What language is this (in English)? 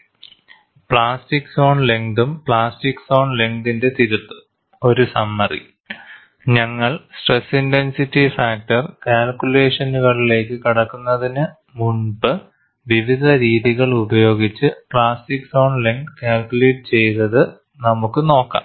Malayalam